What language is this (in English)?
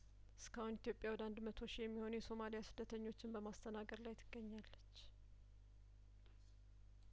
Amharic